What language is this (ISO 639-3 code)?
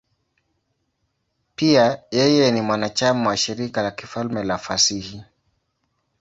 swa